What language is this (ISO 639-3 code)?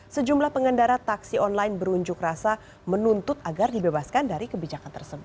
ind